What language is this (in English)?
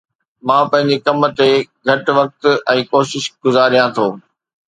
Sindhi